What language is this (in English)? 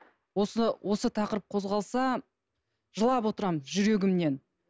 Kazakh